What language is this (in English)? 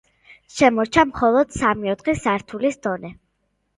Georgian